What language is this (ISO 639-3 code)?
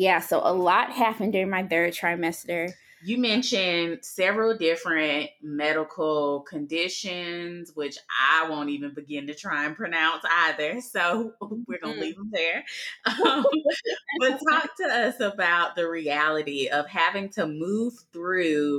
eng